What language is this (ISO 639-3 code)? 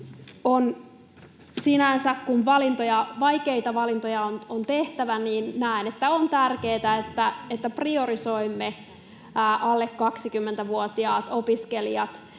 fin